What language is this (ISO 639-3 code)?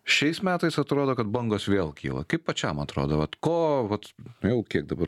lit